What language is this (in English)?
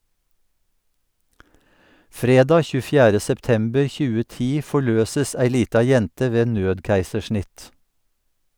Norwegian